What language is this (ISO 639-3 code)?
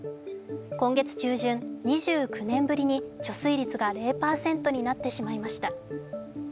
jpn